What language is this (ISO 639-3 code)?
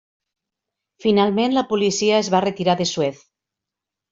cat